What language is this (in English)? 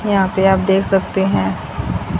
Hindi